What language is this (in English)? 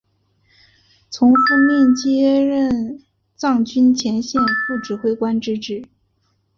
Chinese